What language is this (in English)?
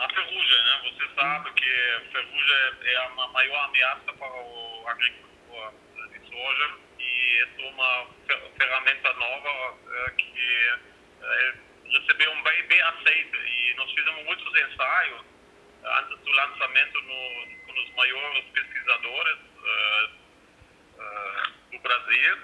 Portuguese